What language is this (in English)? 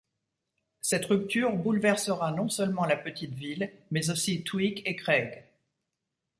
French